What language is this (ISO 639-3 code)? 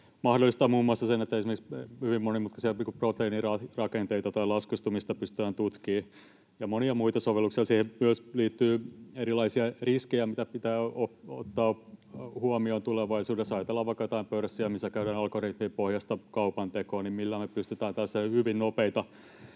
fin